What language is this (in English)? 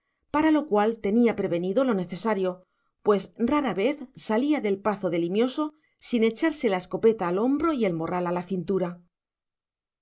Spanish